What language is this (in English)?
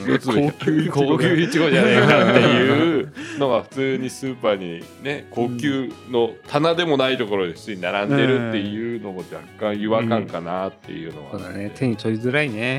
Japanese